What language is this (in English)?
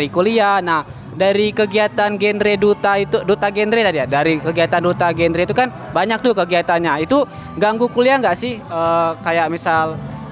Indonesian